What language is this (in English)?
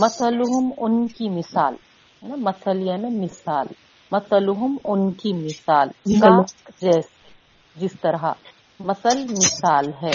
Urdu